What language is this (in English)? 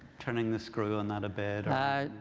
English